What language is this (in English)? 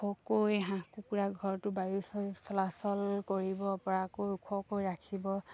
Assamese